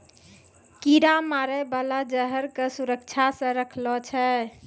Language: Maithili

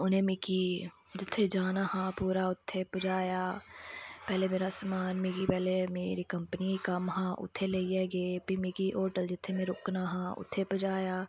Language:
Dogri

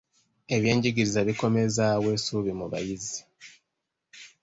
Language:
Ganda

